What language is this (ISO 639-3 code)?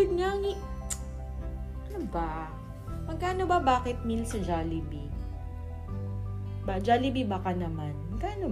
fil